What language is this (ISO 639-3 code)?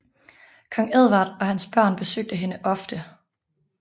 dan